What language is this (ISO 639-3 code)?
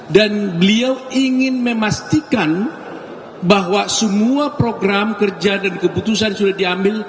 ind